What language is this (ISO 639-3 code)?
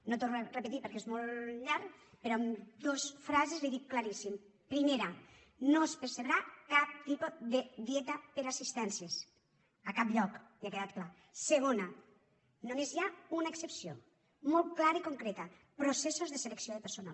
cat